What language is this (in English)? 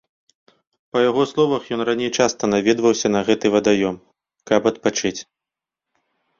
Belarusian